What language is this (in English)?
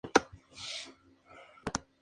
Spanish